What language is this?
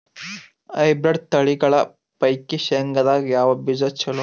Kannada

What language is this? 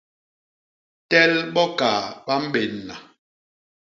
Basaa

